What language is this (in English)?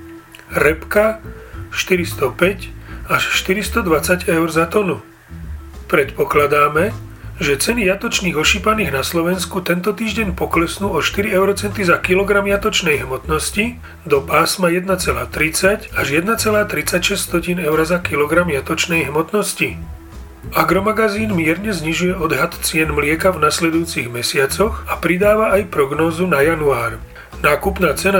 Slovak